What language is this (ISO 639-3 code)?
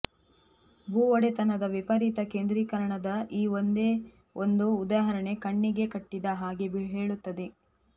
kan